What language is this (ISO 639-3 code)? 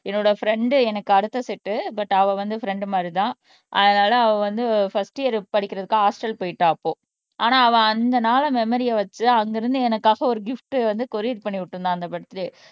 tam